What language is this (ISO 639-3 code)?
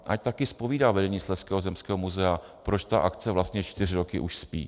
ces